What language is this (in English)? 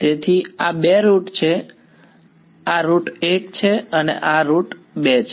Gujarati